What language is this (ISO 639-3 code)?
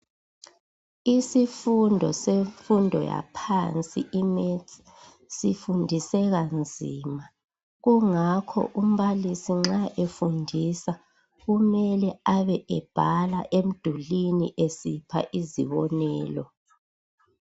nde